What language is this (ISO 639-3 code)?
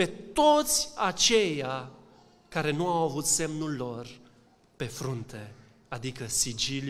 ron